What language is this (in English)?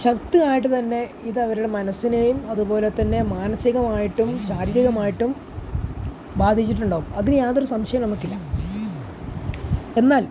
Malayalam